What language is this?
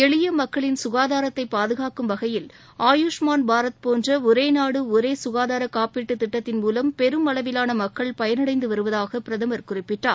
Tamil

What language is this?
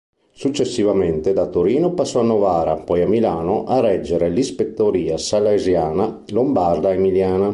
Italian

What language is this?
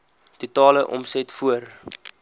Afrikaans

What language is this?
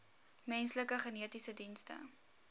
Afrikaans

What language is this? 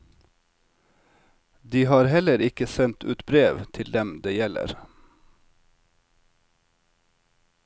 Norwegian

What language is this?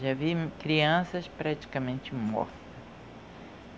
Portuguese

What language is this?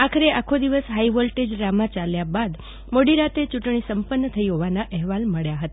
Gujarati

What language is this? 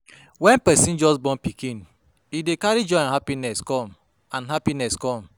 Nigerian Pidgin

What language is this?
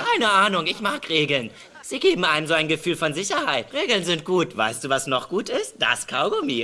German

